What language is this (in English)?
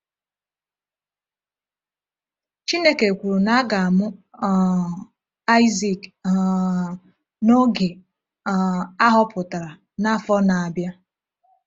Igbo